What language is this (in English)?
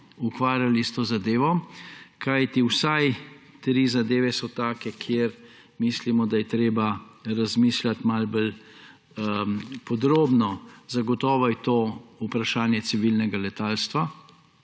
Slovenian